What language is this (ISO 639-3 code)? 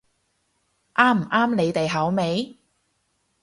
yue